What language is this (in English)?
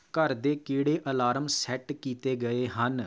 Punjabi